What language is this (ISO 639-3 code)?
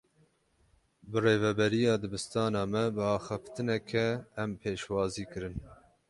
kur